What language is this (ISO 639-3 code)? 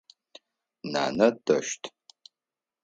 ady